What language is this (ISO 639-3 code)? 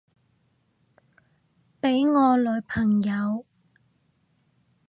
yue